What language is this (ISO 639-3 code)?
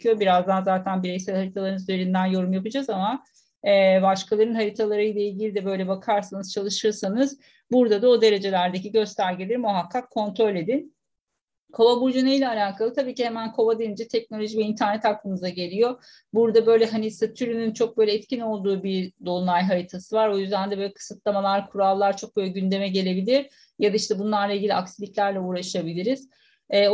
tur